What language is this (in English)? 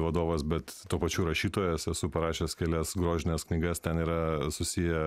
Lithuanian